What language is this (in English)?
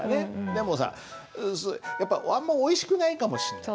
Japanese